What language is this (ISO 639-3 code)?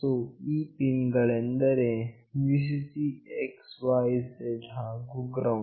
kan